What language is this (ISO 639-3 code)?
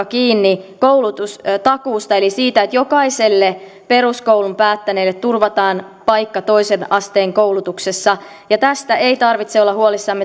fin